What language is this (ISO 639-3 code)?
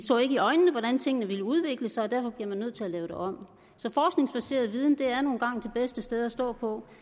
dan